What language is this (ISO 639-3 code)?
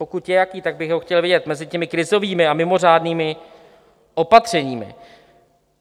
ces